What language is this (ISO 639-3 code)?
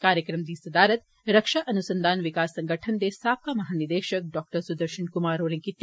doi